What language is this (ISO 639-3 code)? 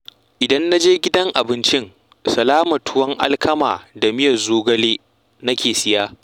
hau